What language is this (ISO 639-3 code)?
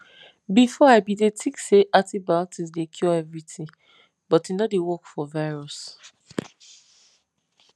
pcm